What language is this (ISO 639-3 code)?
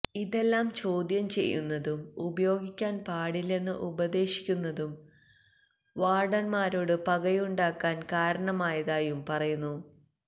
mal